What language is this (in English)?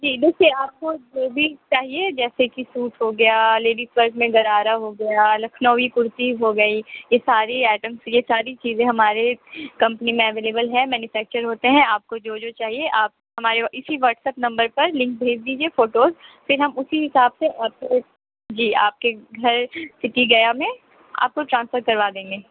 Urdu